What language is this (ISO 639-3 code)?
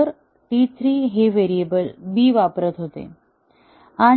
mar